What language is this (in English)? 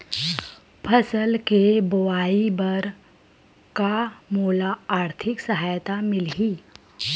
Chhattisgarhi